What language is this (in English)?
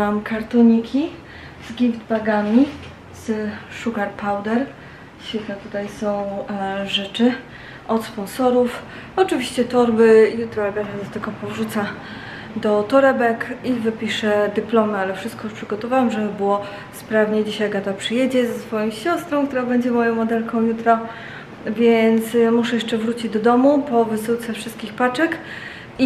Polish